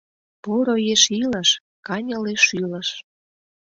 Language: Mari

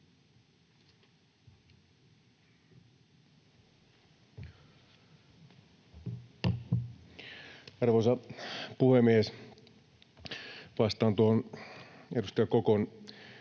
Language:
Finnish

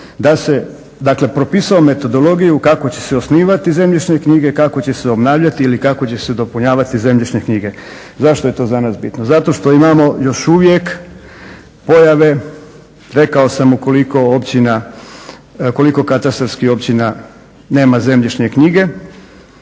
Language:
Croatian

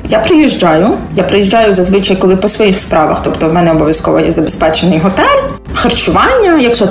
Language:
Ukrainian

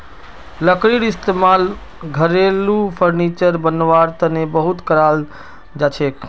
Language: Magahi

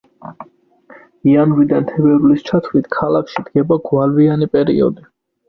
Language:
Georgian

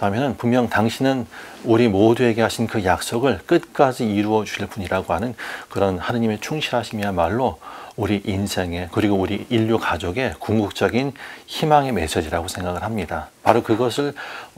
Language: Korean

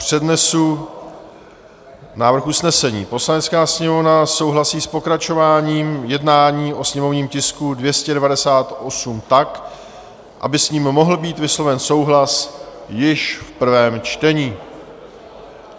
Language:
Czech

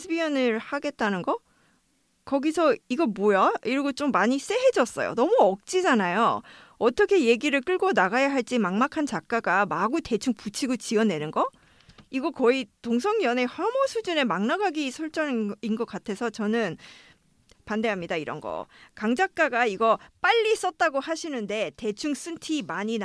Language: Korean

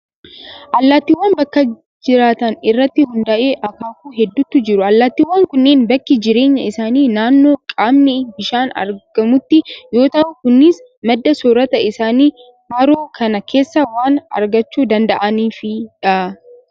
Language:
Oromo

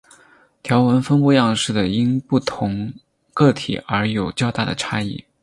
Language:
Chinese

